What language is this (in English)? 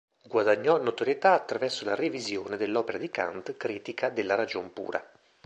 Italian